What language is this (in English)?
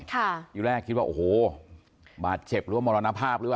Thai